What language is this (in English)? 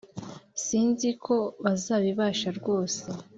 Kinyarwanda